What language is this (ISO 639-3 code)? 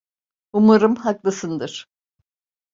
tur